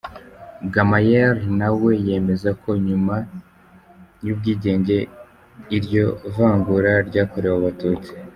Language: Kinyarwanda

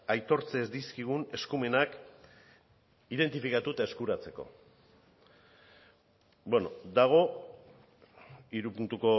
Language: Basque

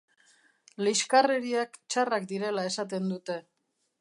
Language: Basque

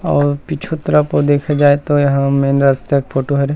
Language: Chhattisgarhi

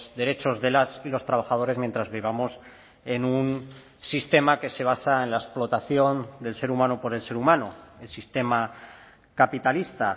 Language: Spanish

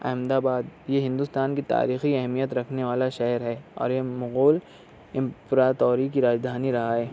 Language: Urdu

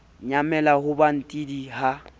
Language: Southern Sotho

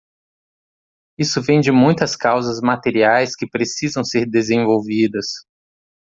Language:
Portuguese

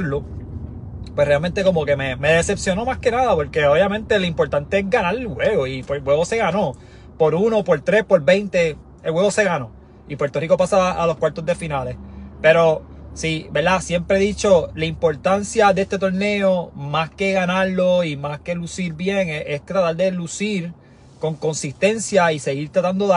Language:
Spanish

